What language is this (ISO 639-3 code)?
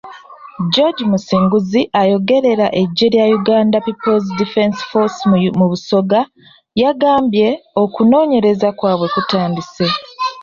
lug